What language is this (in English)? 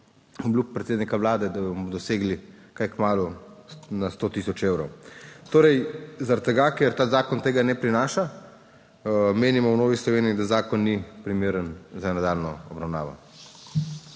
Slovenian